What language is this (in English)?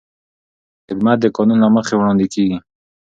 Pashto